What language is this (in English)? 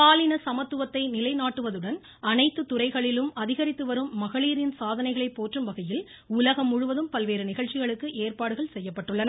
Tamil